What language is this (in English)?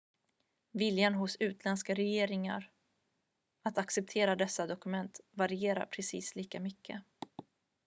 Swedish